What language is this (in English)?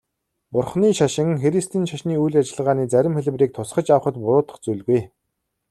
Mongolian